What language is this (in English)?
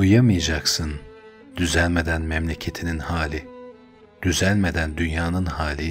Turkish